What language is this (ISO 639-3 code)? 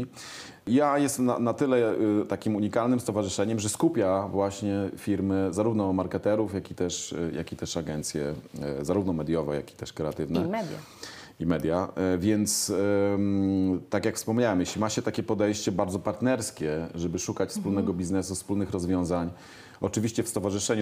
pol